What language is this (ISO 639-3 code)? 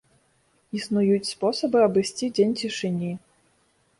bel